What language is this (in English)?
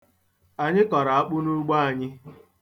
Igbo